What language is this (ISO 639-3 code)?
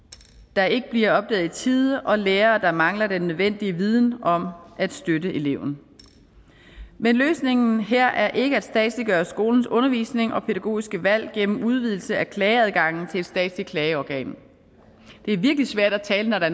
dan